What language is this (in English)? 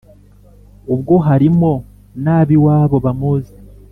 Kinyarwanda